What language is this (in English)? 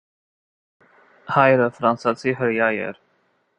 Armenian